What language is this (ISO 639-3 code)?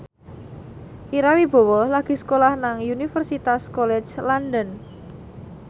jav